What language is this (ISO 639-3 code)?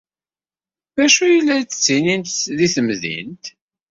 kab